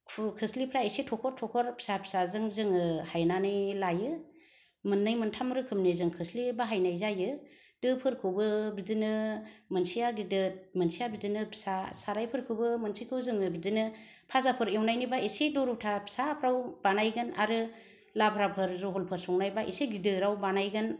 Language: Bodo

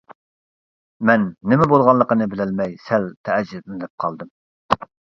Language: Uyghur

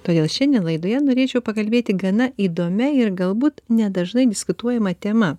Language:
Lithuanian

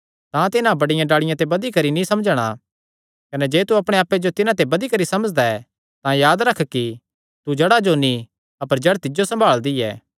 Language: Kangri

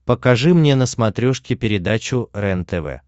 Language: Russian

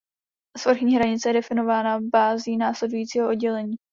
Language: Czech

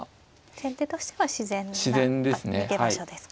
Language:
Japanese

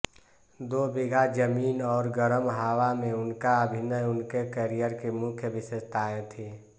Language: Hindi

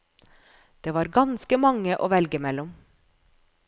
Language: Norwegian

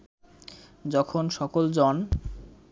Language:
Bangla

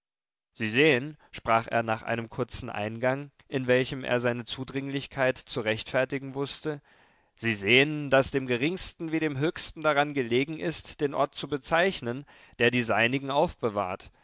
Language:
German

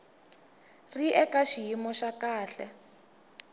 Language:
Tsonga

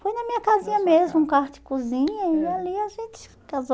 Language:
Portuguese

